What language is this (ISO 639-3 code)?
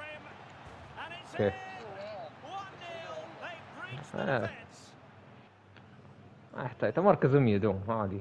ara